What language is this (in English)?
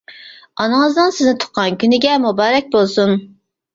Uyghur